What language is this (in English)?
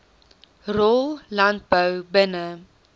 Afrikaans